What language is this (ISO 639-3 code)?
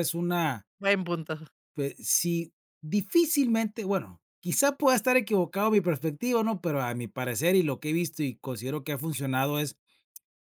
spa